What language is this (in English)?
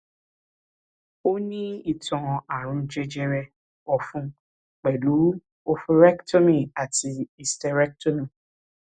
Yoruba